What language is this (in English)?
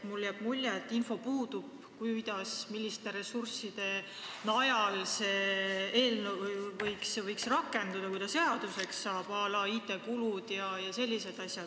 Estonian